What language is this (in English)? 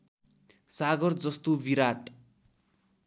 Nepali